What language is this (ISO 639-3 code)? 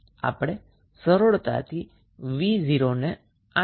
guj